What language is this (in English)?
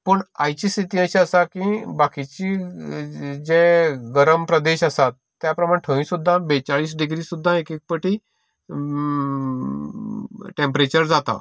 Konkani